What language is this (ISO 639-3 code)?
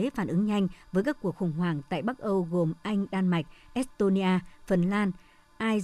vie